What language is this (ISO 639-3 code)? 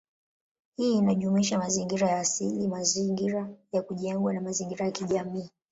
swa